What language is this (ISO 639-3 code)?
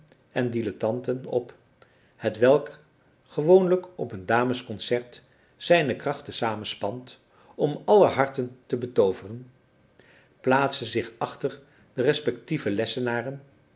nld